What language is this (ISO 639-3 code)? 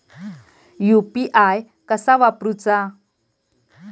mar